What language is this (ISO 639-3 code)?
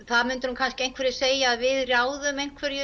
isl